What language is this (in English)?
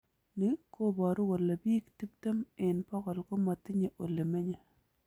Kalenjin